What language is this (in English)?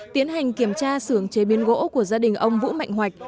Vietnamese